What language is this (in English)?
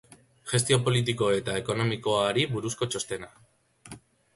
Basque